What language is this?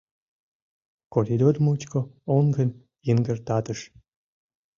Mari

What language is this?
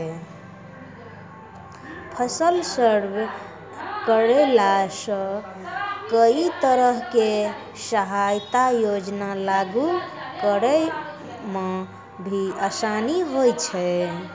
Maithili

